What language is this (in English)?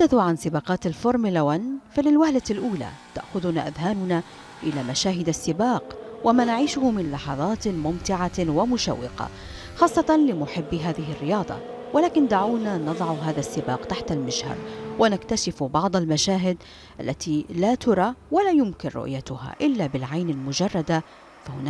Arabic